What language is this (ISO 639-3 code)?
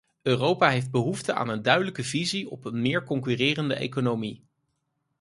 nld